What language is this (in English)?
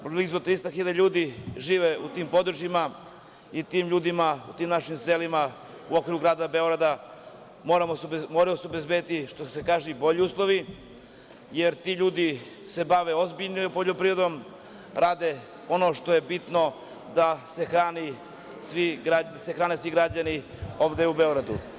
Serbian